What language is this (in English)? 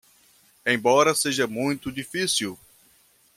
Portuguese